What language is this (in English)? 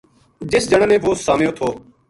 Gujari